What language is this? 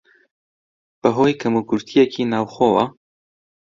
Central Kurdish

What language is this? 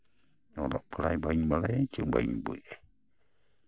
Santali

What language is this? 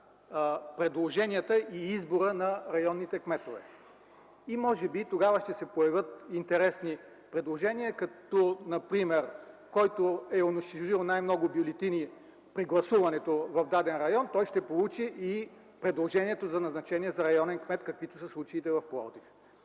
Bulgarian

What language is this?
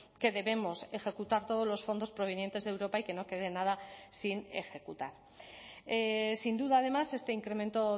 Spanish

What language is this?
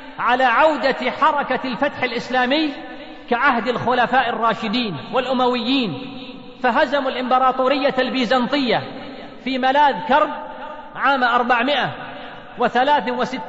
Arabic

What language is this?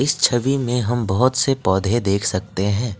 Hindi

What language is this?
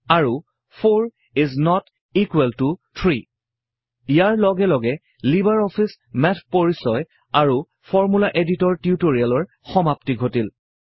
Assamese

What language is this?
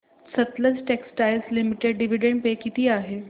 Marathi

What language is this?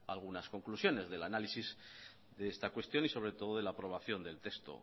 Spanish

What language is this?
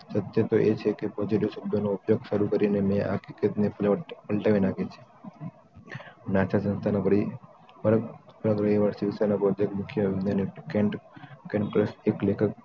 Gujarati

